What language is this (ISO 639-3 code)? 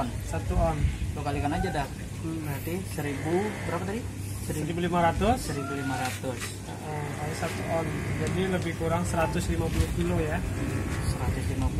ind